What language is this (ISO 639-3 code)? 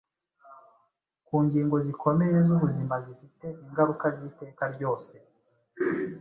kin